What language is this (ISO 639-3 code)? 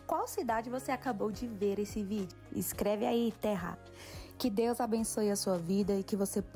por